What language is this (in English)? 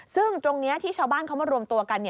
Thai